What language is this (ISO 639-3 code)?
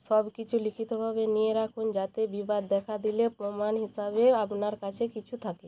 ben